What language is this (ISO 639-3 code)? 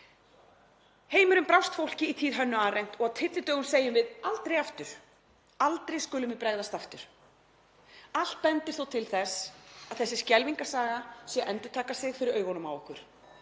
isl